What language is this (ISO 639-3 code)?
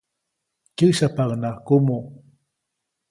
zoc